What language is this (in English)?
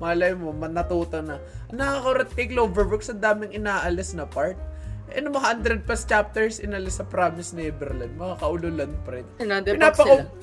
Filipino